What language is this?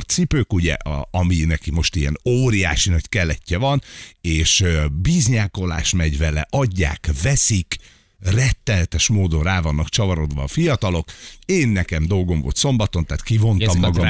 Hungarian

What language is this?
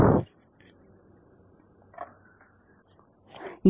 Tamil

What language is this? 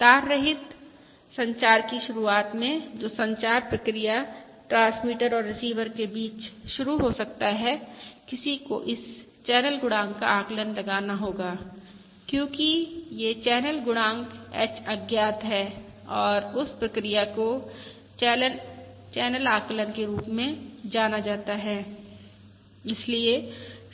Hindi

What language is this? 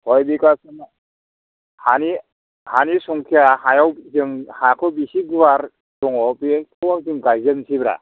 Bodo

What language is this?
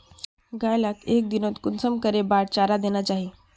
Magahi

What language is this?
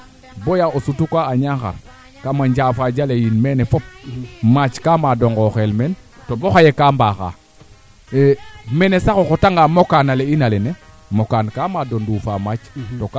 Serer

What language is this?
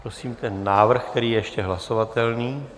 Czech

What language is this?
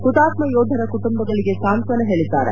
Kannada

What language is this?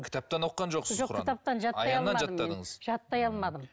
Kazakh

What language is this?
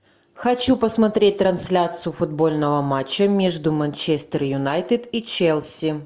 Russian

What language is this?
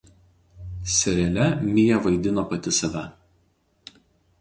Lithuanian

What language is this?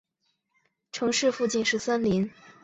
Chinese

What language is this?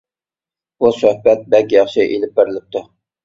Uyghur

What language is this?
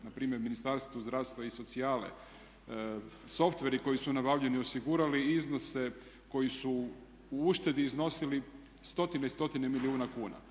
Croatian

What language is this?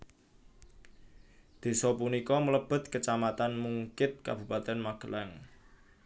Javanese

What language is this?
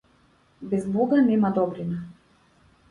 Macedonian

